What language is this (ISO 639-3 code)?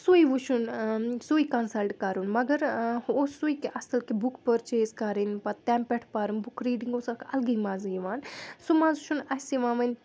kas